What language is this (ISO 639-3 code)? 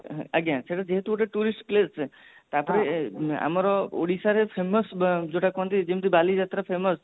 ori